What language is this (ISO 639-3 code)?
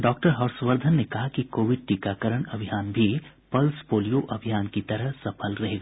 hin